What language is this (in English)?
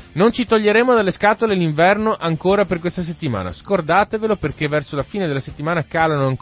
Italian